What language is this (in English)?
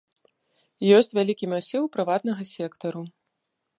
Belarusian